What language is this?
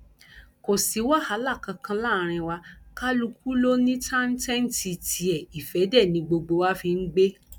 Yoruba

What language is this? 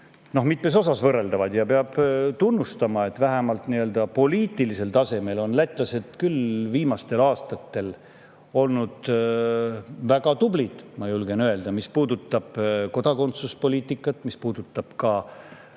Estonian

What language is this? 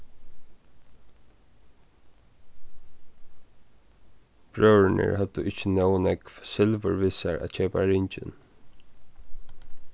Faroese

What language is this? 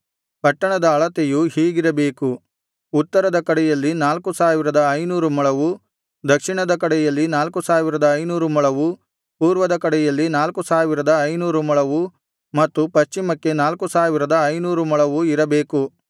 Kannada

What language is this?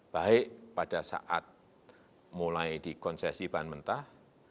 Indonesian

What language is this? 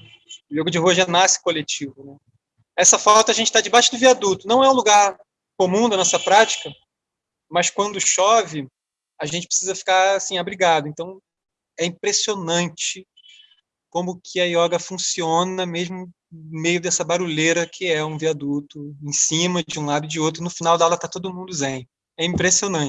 Portuguese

